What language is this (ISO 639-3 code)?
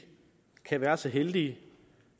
dan